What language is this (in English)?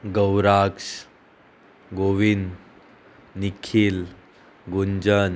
Konkani